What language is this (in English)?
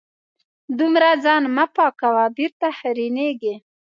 Pashto